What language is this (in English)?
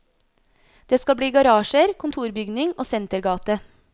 Norwegian